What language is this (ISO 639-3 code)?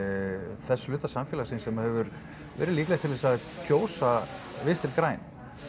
isl